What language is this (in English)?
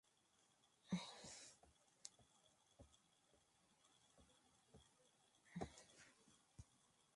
Spanish